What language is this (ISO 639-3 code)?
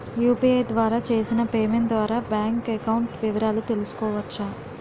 tel